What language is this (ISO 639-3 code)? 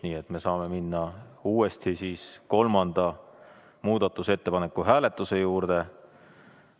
est